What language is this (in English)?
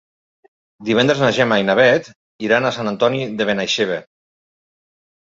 Catalan